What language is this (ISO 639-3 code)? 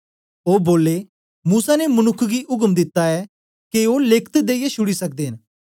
doi